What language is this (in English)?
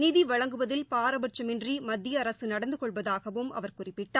Tamil